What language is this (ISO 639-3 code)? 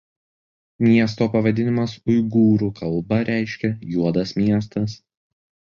lit